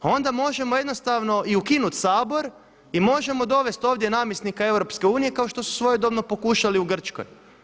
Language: Croatian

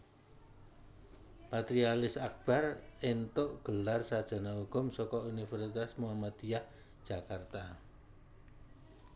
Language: Javanese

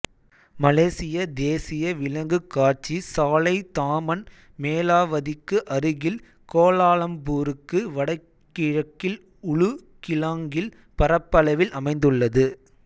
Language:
Tamil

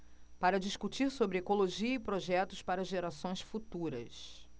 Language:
Portuguese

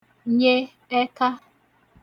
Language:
Igbo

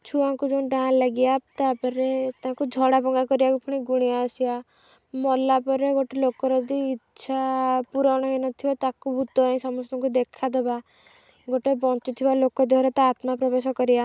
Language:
Odia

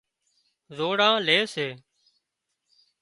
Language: Wadiyara Koli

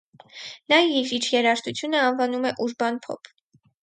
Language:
Armenian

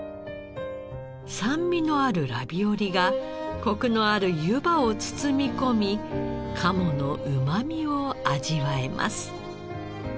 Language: Japanese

